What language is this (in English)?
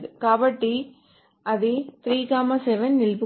Telugu